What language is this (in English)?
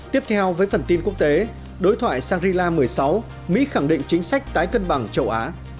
Vietnamese